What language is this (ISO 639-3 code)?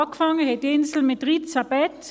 gsw